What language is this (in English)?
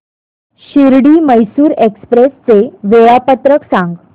Marathi